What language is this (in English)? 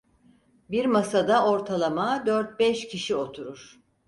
Turkish